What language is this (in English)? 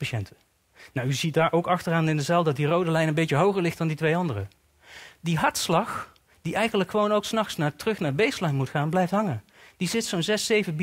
Dutch